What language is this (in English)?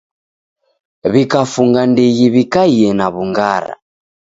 Taita